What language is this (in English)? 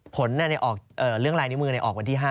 Thai